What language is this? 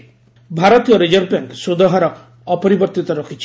Odia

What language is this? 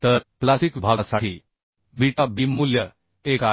Marathi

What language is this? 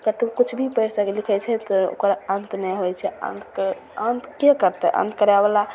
Maithili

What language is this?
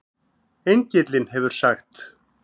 Icelandic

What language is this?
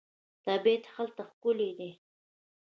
Pashto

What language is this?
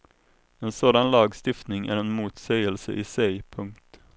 Swedish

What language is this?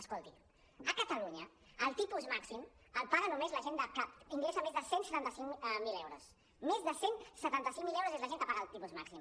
Catalan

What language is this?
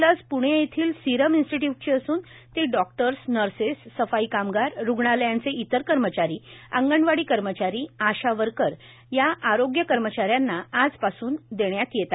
Marathi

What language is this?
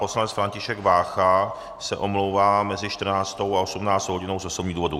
Czech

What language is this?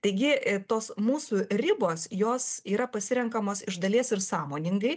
Lithuanian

